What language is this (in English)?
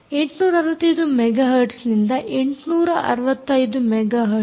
Kannada